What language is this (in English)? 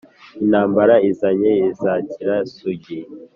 Kinyarwanda